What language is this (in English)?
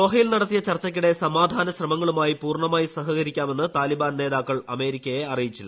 Malayalam